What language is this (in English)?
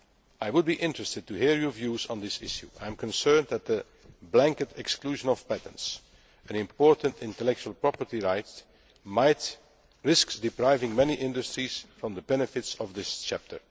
English